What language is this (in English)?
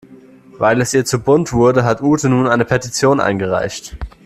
German